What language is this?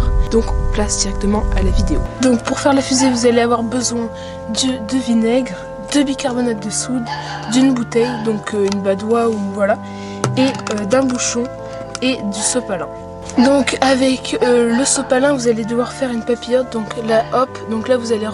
French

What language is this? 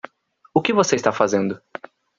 Portuguese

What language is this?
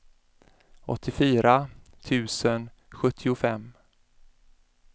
Swedish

